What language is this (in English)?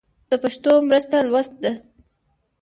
Pashto